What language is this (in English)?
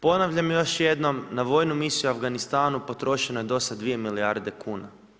Croatian